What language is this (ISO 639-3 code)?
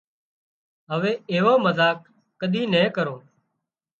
kxp